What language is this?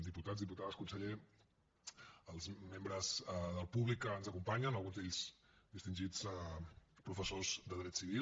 Catalan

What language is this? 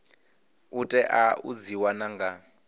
Venda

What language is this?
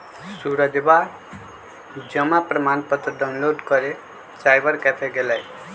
Magahi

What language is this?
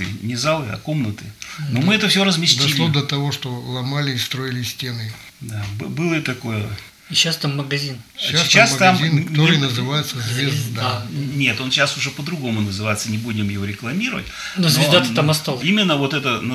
Russian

